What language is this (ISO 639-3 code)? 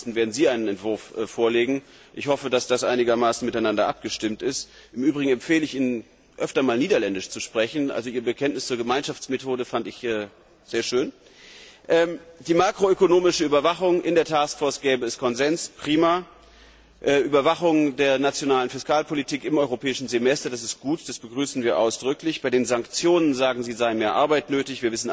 deu